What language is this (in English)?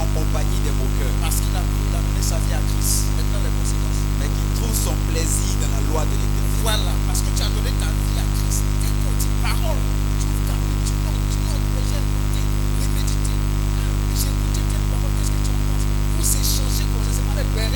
French